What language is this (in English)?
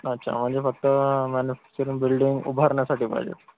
Marathi